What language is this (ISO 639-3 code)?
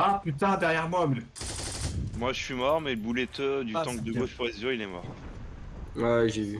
fra